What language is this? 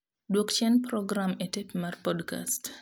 Luo (Kenya and Tanzania)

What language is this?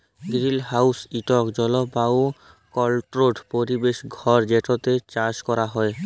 Bangla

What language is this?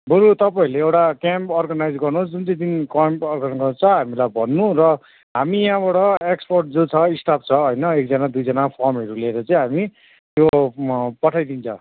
Nepali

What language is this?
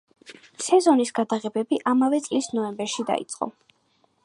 Georgian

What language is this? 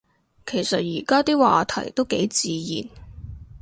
Cantonese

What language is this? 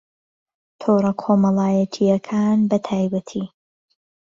Central Kurdish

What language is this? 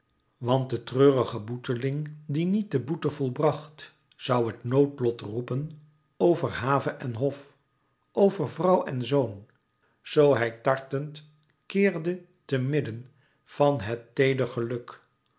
Dutch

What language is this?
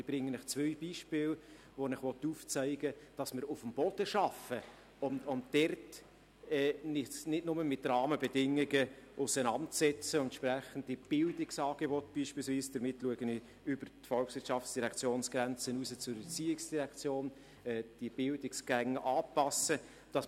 Swiss German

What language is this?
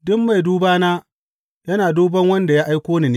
Hausa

